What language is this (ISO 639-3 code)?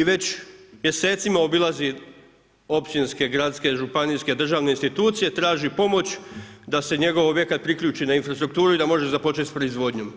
hrv